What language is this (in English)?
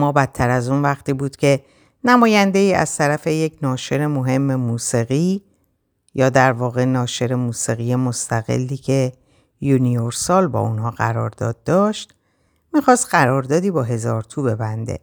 Persian